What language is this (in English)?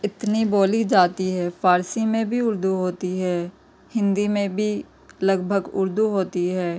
Urdu